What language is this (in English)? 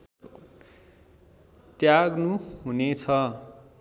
Nepali